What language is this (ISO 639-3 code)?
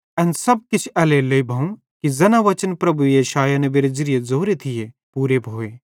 bhd